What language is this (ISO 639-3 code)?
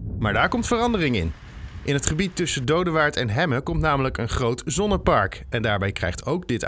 nld